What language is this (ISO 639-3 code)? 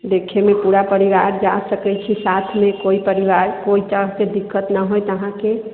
mai